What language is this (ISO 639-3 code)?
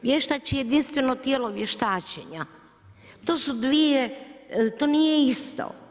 hrv